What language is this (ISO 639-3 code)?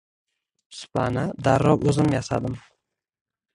uzb